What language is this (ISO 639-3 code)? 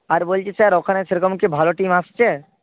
ben